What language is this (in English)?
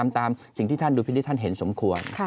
Thai